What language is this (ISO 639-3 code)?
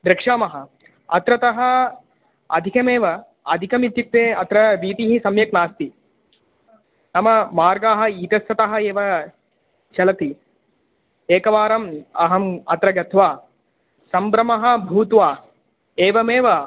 san